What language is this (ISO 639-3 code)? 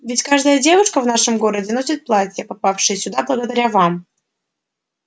rus